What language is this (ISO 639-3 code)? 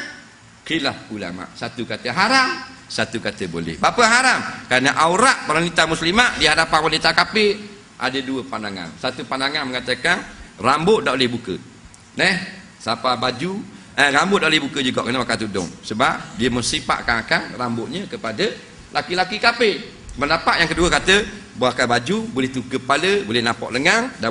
msa